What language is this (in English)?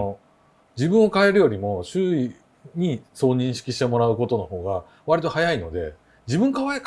Japanese